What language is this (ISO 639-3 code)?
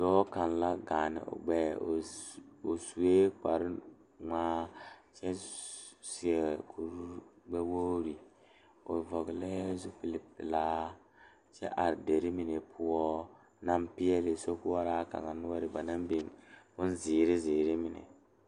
dga